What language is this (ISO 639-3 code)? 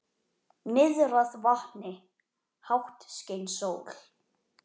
isl